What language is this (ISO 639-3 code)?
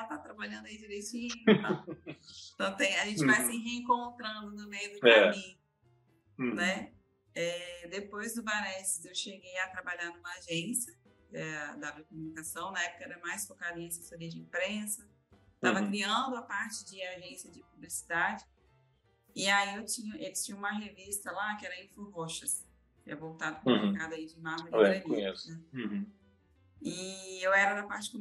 por